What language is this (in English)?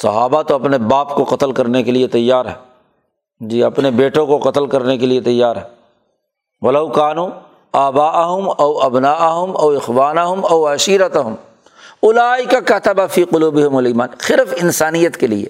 Urdu